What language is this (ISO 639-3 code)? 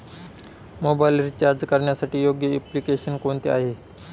mar